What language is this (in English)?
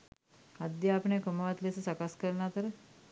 Sinhala